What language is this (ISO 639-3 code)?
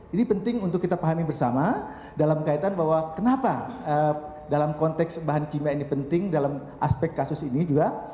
ind